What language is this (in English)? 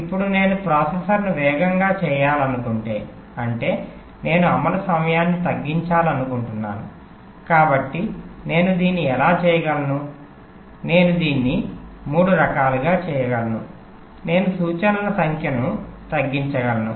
Telugu